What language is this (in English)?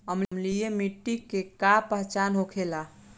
Bhojpuri